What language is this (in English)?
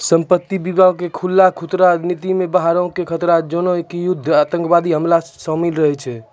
Maithili